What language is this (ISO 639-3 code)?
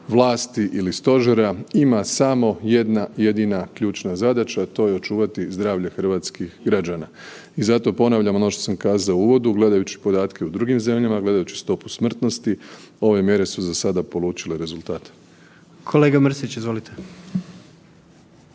hrv